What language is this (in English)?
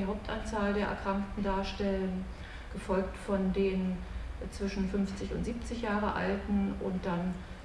German